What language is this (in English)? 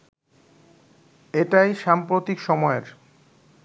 Bangla